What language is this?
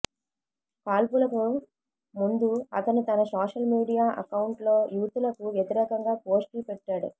Telugu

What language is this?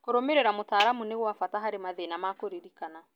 Kikuyu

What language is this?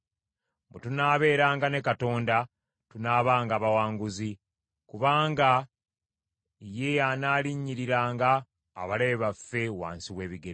Ganda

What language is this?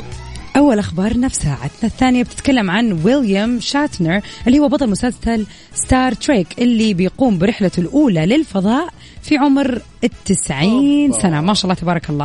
Arabic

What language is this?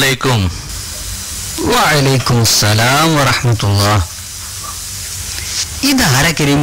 Arabic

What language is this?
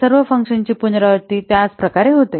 Marathi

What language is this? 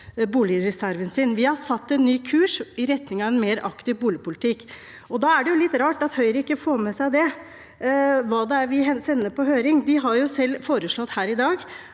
Norwegian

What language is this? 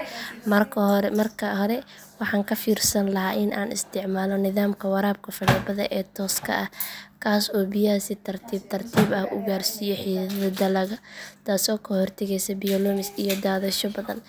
Somali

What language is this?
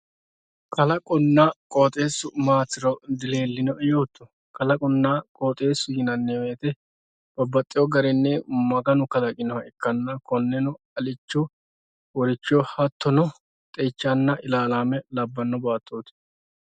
Sidamo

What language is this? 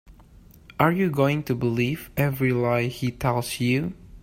English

